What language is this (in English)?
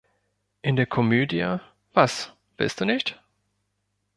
German